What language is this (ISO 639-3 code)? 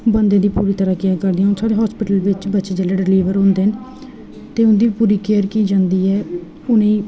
doi